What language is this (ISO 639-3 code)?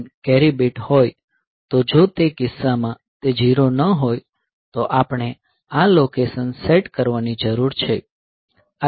guj